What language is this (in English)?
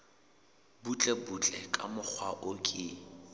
Southern Sotho